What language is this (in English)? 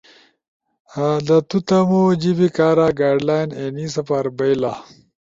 Ushojo